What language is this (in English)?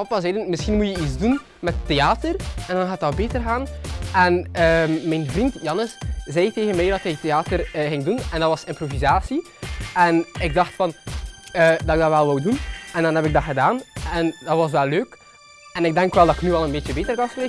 Dutch